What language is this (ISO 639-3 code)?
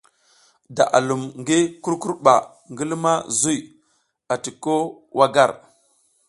giz